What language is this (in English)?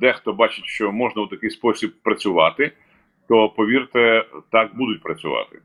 Ukrainian